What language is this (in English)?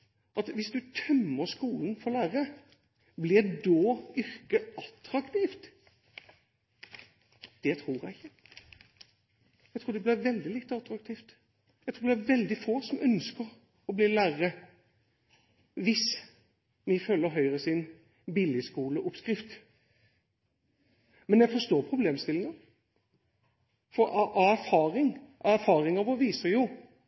Norwegian Bokmål